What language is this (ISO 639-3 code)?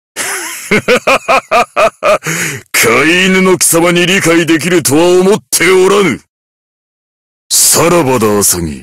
jpn